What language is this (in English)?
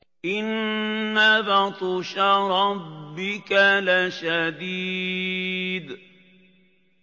Arabic